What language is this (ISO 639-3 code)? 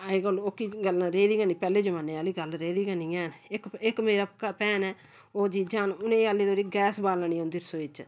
doi